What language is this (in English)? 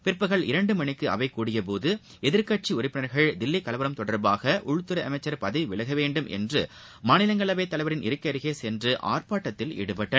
Tamil